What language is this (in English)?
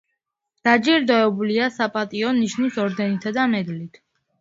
Georgian